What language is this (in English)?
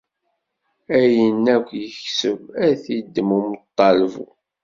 Kabyle